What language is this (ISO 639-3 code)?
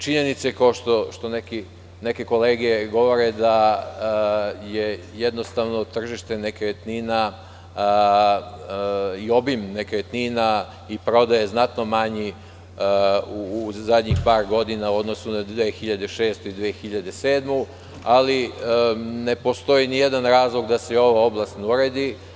srp